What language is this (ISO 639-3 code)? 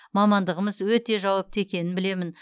kaz